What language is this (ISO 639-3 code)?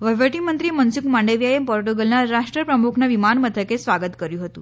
guj